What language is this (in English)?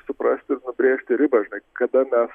Lithuanian